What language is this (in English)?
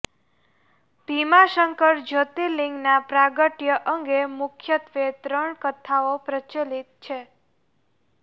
Gujarati